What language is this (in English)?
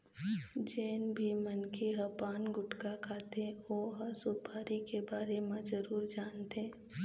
Chhattisgarhi